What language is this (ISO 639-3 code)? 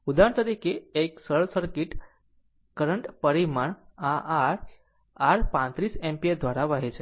guj